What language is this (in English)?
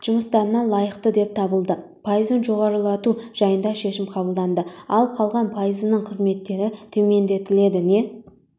Kazakh